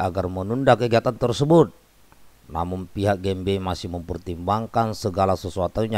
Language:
Indonesian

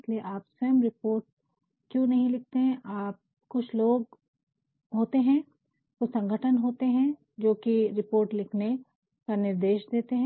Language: Hindi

